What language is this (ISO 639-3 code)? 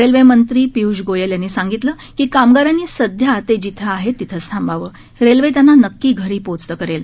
mar